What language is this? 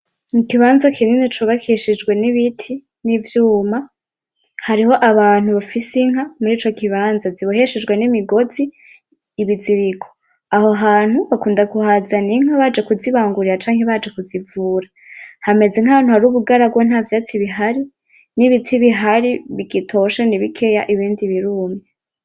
Rundi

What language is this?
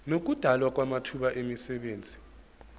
Zulu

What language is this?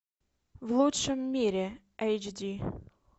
Russian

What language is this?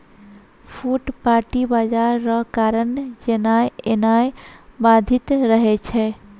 Maithili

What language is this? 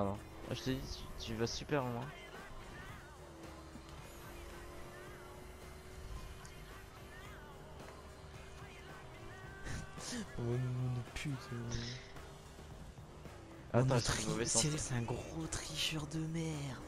French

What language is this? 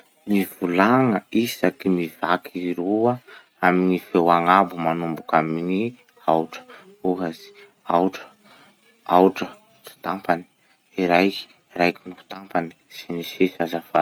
Masikoro Malagasy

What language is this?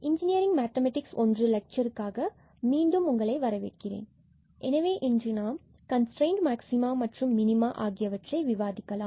Tamil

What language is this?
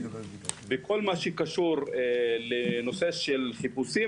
Hebrew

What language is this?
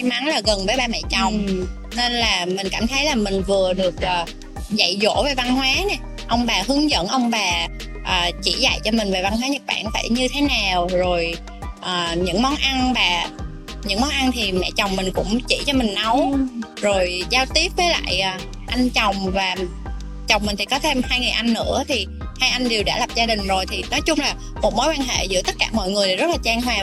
Vietnamese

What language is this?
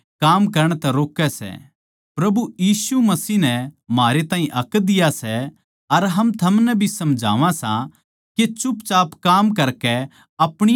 Haryanvi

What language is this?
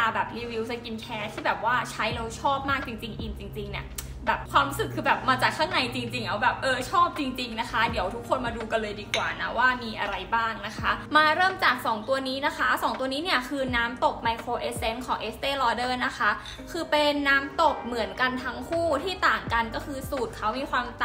Thai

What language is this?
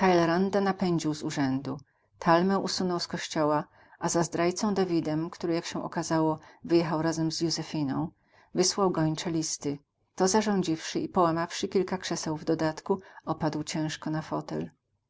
Polish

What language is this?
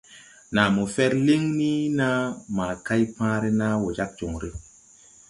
Tupuri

